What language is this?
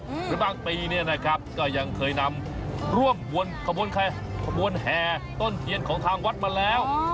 Thai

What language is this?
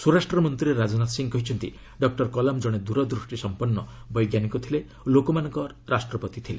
Odia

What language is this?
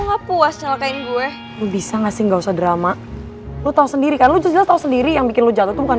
Indonesian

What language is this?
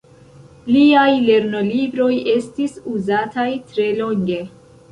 Esperanto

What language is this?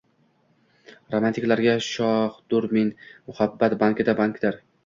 Uzbek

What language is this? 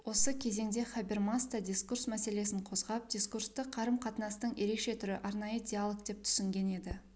Kazakh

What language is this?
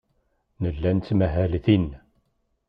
Kabyle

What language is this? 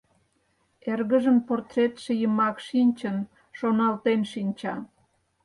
Mari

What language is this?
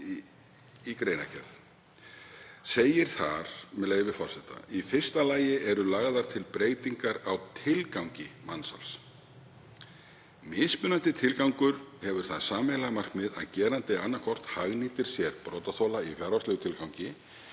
Icelandic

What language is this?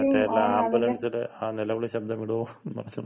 Malayalam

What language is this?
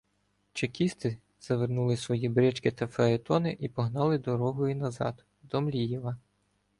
Ukrainian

